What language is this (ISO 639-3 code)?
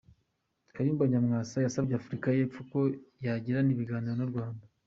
kin